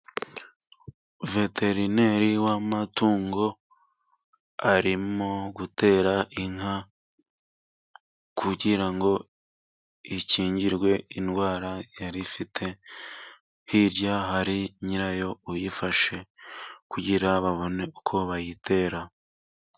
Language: Kinyarwanda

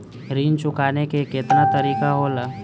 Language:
Bhojpuri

